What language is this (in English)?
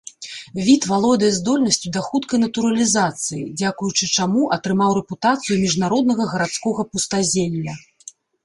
Belarusian